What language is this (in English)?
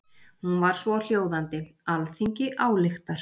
Icelandic